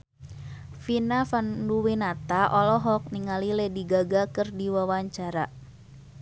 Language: Sundanese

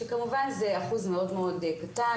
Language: Hebrew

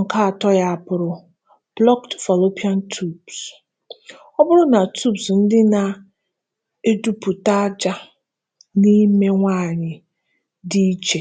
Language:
Igbo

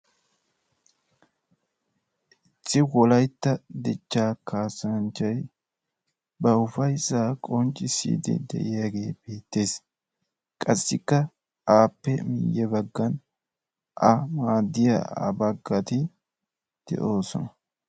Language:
Wolaytta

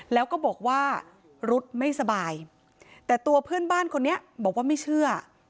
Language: Thai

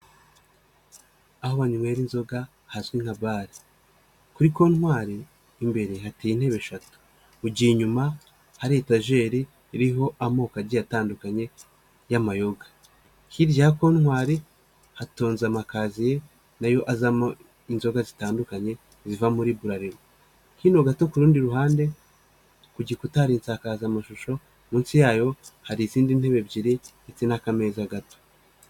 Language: Kinyarwanda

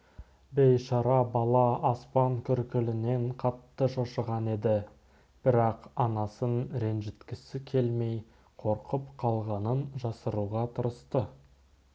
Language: Kazakh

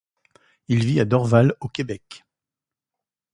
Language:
French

